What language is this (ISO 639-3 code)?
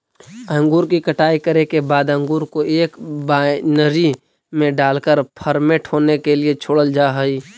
mag